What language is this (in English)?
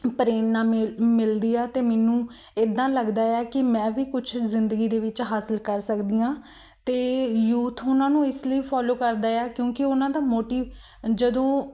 Punjabi